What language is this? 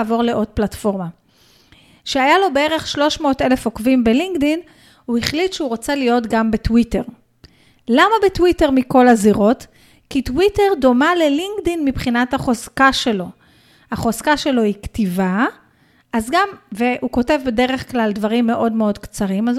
Hebrew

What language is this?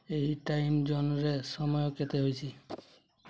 Odia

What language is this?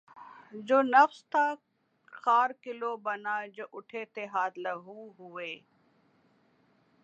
Urdu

